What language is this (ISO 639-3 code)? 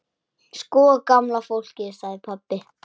isl